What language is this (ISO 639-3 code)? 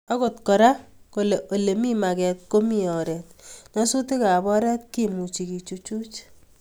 kln